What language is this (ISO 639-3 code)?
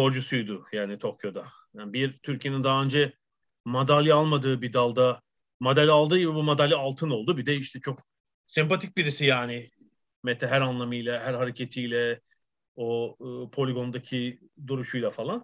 tur